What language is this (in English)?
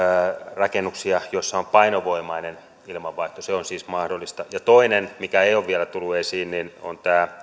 Finnish